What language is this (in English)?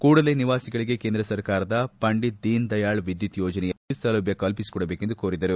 Kannada